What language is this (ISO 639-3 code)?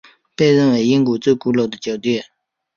zho